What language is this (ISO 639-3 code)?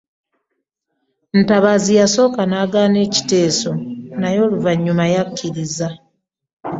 lug